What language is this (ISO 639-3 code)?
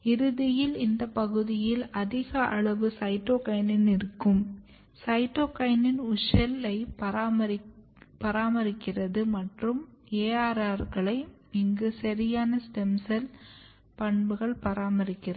tam